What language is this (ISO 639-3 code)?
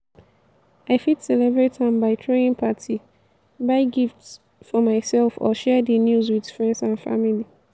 pcm